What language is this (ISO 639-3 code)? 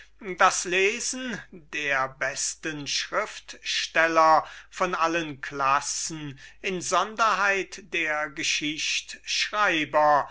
deu